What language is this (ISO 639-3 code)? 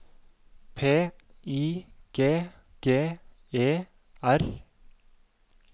nor